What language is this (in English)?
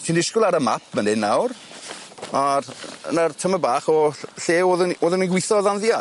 Welsh